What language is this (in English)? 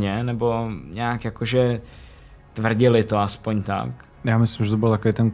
Czech